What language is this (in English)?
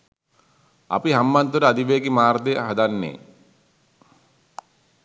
Sinhala